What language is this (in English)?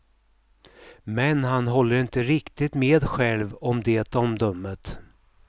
Swedish